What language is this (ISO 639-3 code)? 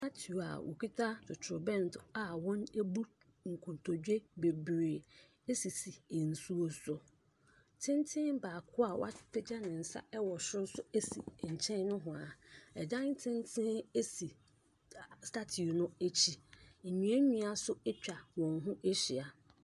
aka